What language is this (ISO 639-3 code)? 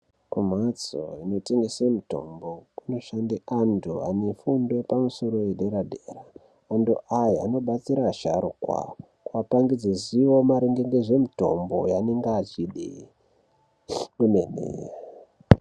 ndc